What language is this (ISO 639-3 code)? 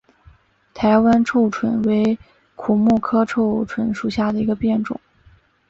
zho